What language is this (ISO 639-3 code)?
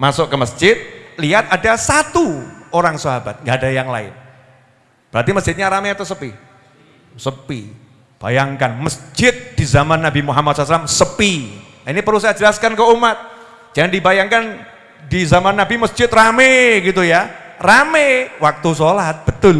ind